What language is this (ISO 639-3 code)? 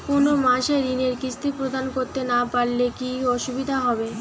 ben